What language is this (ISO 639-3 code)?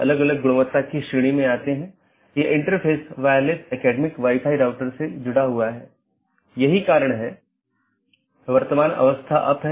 hin